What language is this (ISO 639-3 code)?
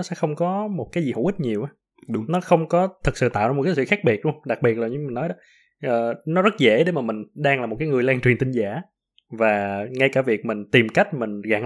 vie